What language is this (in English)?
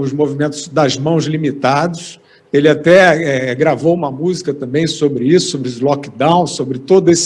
Portuguese